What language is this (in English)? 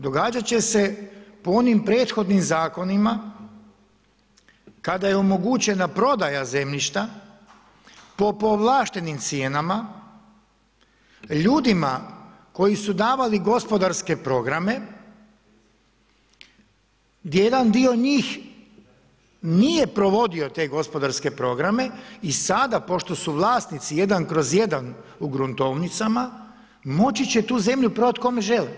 Croatian